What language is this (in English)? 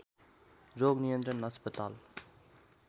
Nepali